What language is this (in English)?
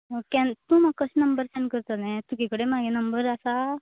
Konkani